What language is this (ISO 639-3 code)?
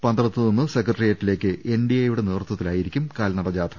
mal